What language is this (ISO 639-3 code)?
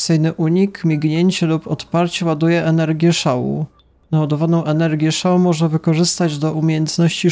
pol